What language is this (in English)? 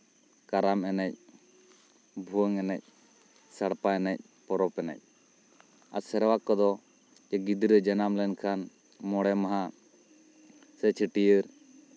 Santali